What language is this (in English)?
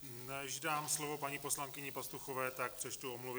Czech